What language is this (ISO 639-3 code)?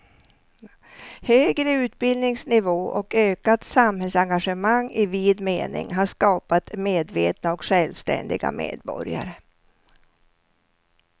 swe